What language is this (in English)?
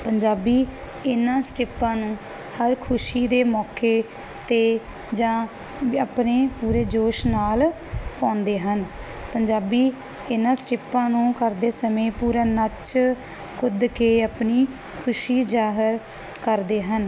Punjabi